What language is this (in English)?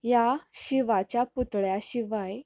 Konkani